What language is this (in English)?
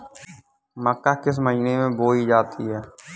Hindi